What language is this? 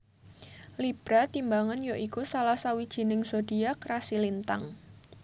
Javanese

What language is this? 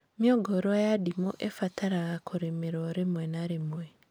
Kikuyu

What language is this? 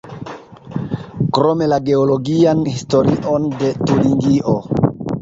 Esperanto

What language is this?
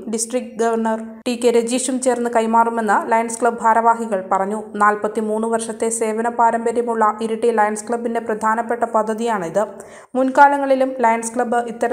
Malayalam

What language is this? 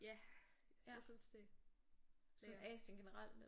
Danish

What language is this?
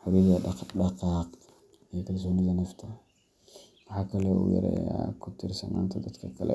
Somali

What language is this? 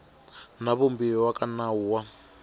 Tsonga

